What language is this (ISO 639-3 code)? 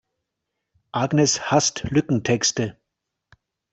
deu